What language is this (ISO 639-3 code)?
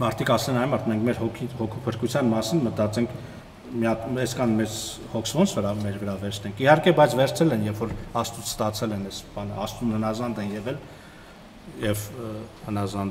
tur